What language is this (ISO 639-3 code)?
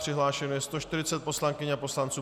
ces